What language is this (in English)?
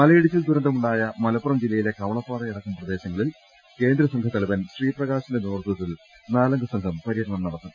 Malayalam